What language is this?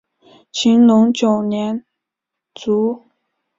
Chinese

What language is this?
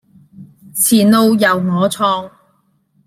Cantonese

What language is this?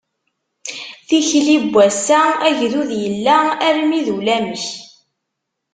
Kabyle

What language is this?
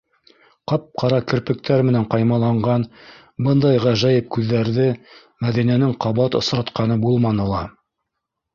Bashkir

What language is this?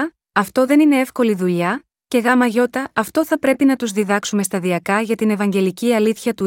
Greek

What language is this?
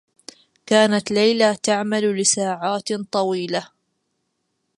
Arabic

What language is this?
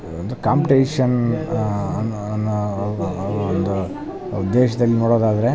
Kannada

